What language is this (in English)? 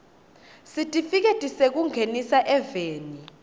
Swati